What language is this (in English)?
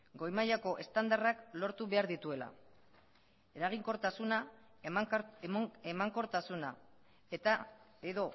Basque